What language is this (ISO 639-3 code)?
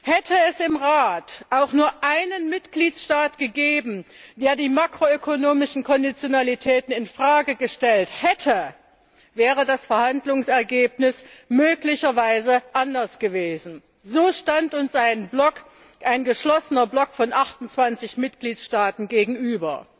deu